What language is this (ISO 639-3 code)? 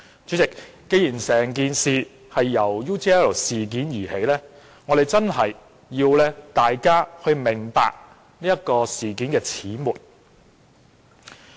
yue